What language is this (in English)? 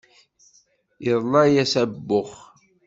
Kabyle